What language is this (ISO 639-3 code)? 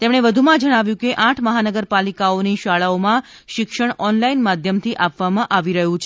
guj